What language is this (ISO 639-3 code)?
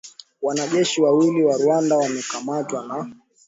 swa